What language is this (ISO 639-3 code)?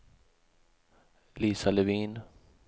swe